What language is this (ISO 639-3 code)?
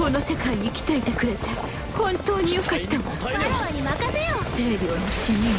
jpn